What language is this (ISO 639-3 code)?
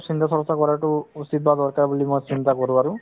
asm